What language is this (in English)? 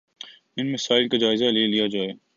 Urdu